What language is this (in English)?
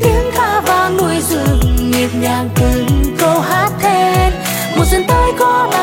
Vietnamese